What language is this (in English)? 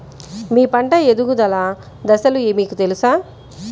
Telugu